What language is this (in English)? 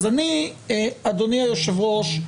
Hebrew